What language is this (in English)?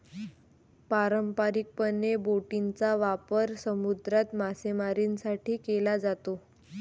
Marathi